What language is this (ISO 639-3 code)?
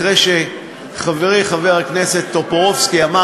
heb